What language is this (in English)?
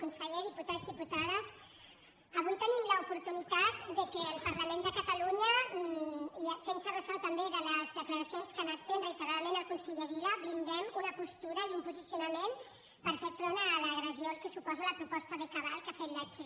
Catalan